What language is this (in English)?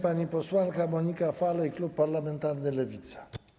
Polish